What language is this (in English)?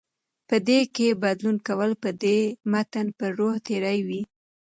Pashto